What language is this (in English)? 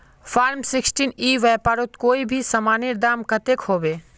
Magahi